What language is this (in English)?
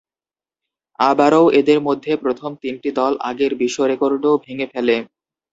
Bangla